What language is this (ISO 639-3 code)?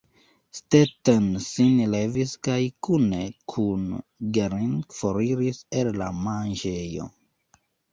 epo